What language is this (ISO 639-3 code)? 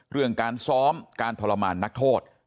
tha